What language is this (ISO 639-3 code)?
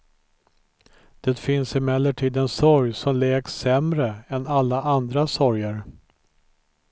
swe